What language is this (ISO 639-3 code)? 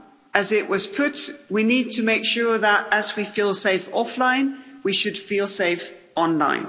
eng